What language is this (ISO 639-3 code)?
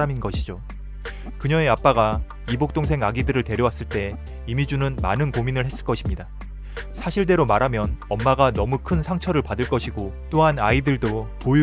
kor